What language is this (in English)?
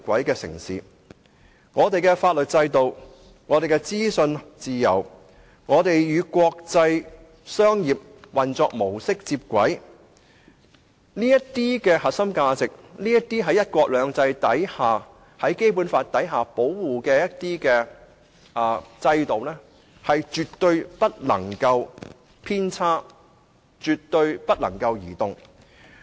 Cantonese